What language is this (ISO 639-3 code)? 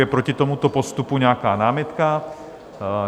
ces